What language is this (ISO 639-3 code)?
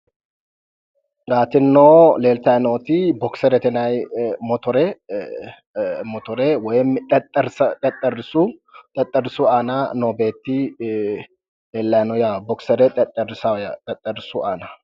sid